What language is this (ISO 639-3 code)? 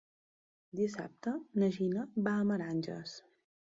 cat